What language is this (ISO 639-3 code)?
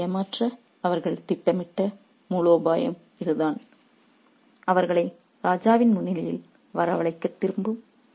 tam